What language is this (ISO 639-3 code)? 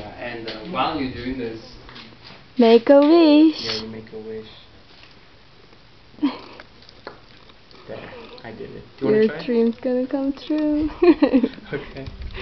eng